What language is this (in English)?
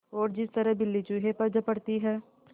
Hindi